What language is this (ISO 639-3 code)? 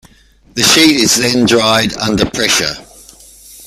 eng